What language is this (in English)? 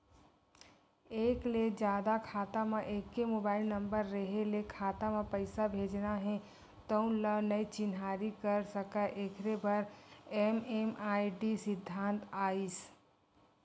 Chhattisgarhi